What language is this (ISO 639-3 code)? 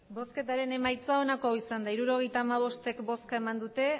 eus